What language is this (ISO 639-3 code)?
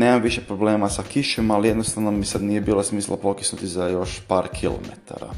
hrv